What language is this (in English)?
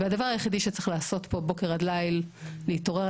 Hebrew